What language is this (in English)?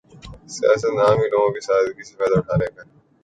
Urdu